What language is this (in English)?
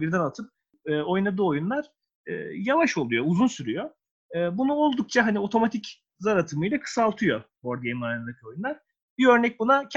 Turkish